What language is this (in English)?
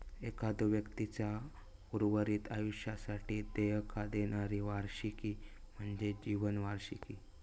Marathi